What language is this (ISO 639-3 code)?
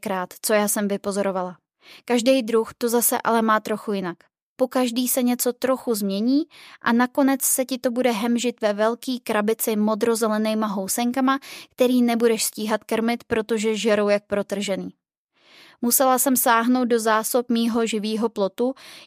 ces